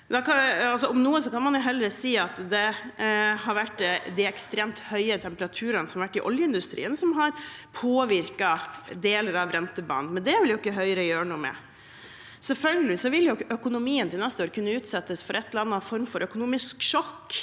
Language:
Norwegian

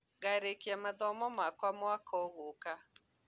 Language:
Kikuyu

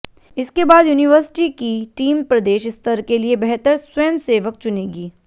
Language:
Hindi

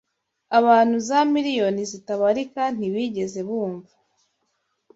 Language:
Kinyarwanda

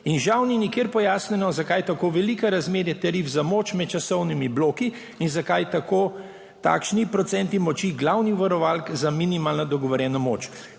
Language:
Slovenian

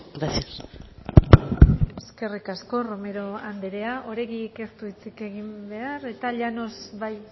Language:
Basque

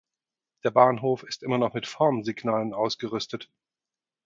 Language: German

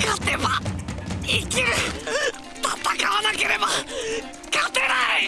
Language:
Japanese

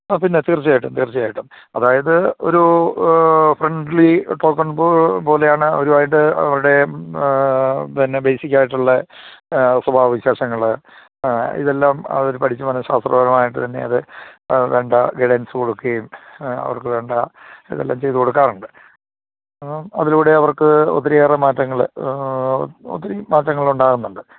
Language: Malayalam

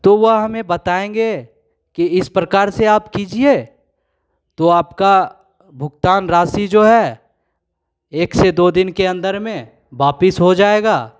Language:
Hindi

